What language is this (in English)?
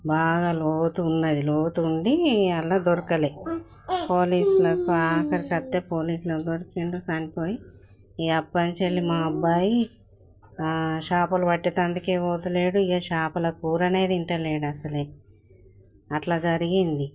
Telugu